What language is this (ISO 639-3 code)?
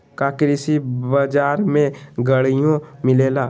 mag